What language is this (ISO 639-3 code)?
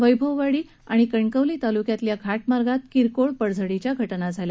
mar